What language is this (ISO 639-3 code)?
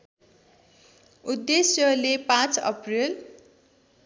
nep